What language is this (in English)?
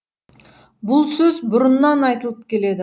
Kazakh